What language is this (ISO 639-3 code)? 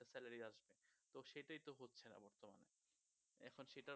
ben